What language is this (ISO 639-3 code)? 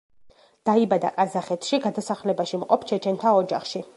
kat